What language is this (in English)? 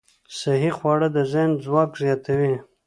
Pashto